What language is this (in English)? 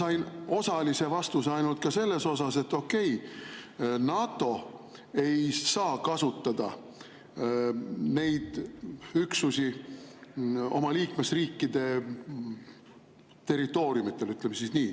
Estonian